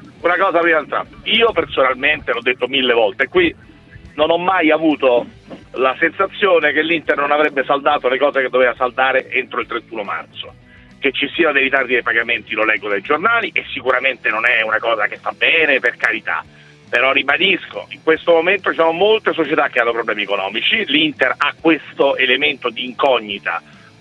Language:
Italian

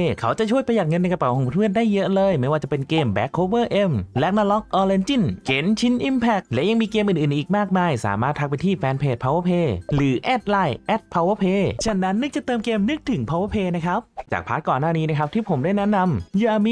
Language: Thai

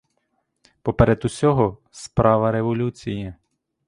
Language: Ukrainian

